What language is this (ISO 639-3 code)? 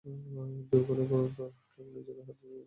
ben